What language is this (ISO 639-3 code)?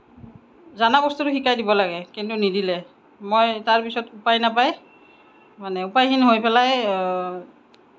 asm